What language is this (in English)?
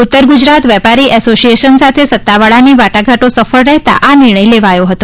Gujarati